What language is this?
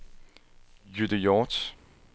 Danish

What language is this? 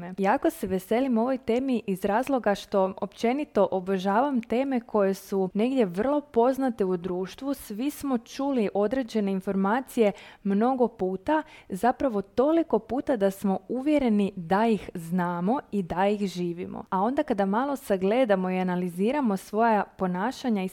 Croatian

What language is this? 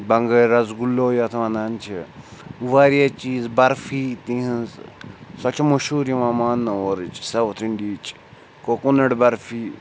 Kashmiri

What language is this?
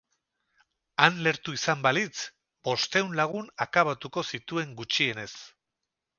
Basque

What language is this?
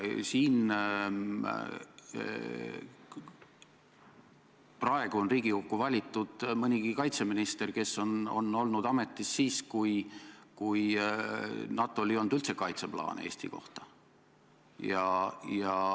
Estonian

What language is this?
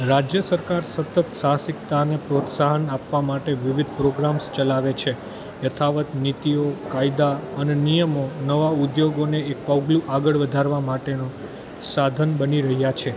Gujarati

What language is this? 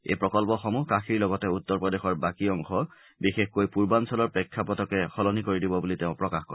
Assamese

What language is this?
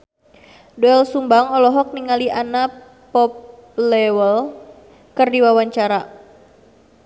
Sundanese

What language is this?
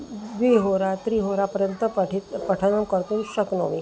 Sanskrit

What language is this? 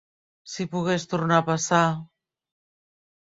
Catalan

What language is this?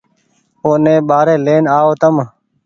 Goaria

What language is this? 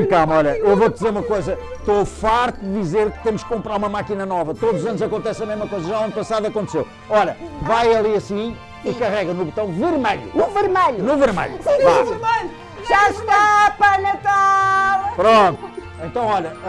Portuguese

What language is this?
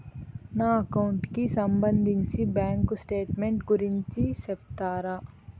Telugu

